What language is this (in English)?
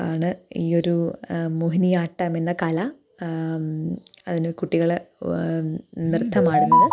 Malayalam